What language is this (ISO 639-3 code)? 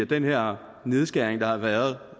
dan